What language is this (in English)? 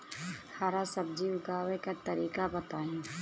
Bhojpuri